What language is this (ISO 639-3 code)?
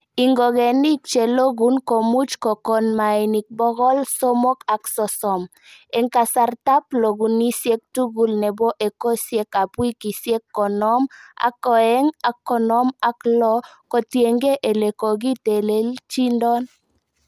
kln